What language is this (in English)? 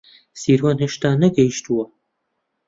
Central Kurdish